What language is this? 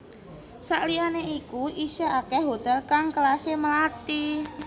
Javanese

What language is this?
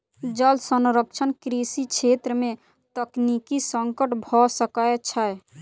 Maithili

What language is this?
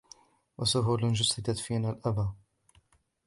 Arabic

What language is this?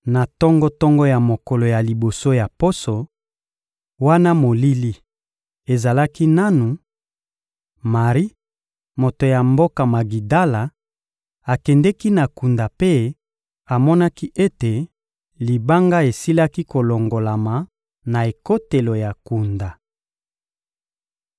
Lingala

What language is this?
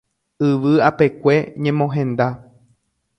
Guarani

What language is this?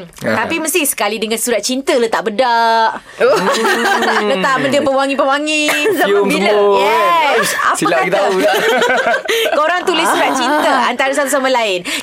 Malay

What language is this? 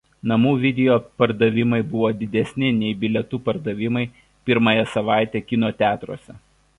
Lithuanian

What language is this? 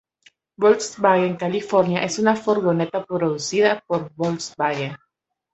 Spanish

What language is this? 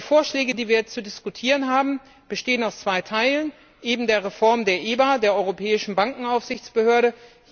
German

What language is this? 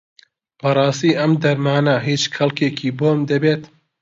Central Kurdish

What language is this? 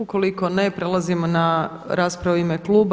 Croatian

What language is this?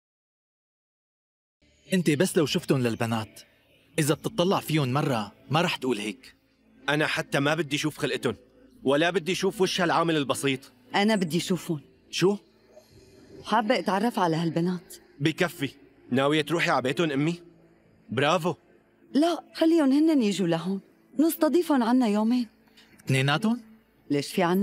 Arabic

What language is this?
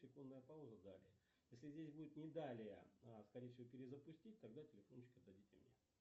Russian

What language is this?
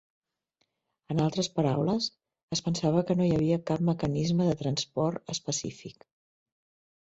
Catalan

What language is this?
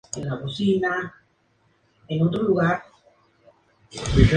Spanish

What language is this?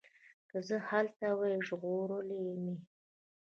Pashto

